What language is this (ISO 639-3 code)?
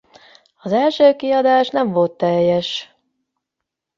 hun